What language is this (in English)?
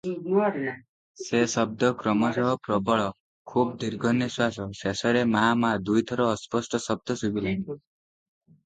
Odia